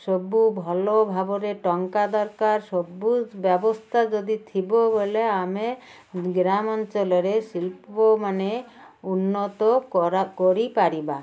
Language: Odia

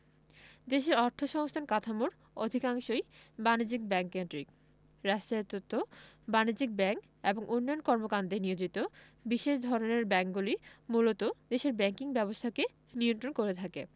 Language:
Bangla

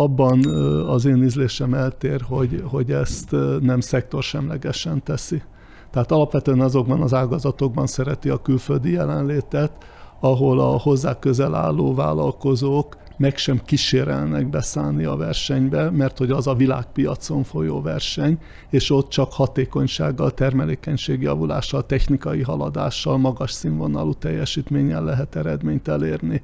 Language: Hungarian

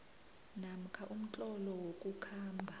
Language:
South Ndebele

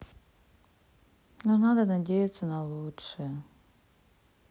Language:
Russian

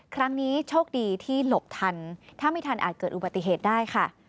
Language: Thai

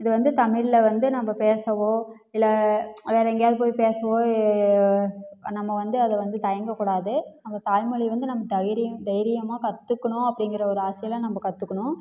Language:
Tamil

